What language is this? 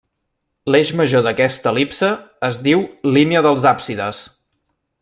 Catalan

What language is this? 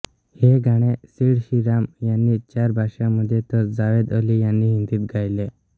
Marathi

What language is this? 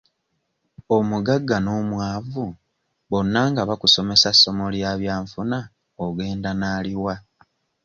Ganda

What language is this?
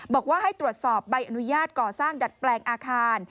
Thai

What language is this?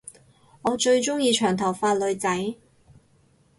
Cantonese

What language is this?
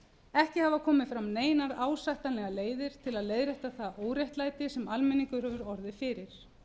Icelandic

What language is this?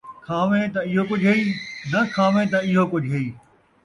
Saraiki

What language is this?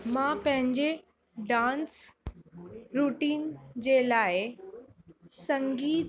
Sindhi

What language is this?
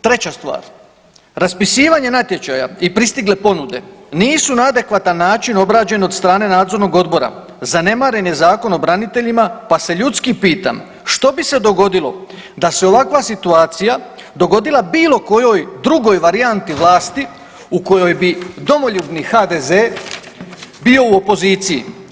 Croatian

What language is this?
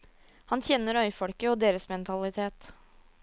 Norwegian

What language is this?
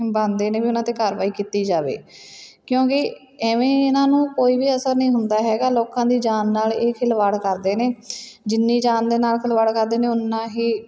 Punjabi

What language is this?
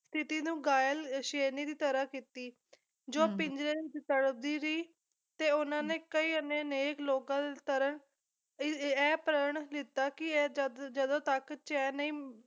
Punjabi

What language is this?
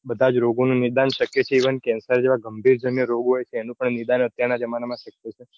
Gujarati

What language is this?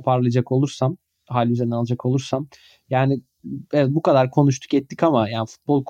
Turkish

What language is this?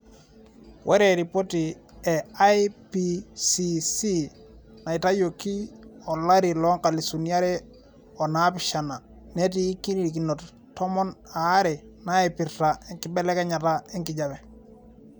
Masai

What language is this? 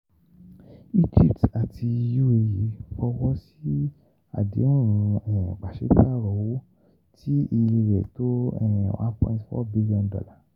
Yoruba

